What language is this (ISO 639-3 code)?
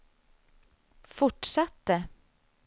swe